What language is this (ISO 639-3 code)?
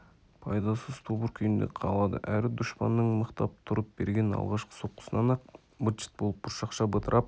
kaz